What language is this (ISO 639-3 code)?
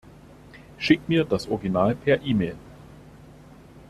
deu